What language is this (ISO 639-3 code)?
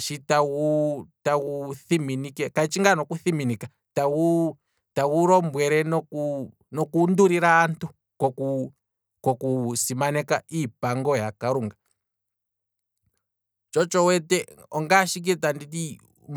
kwm